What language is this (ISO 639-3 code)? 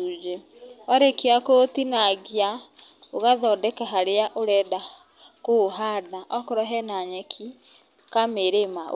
kik